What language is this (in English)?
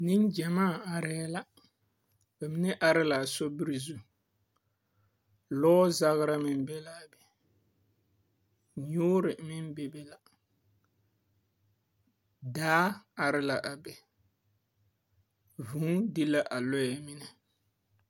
Southern Dagaare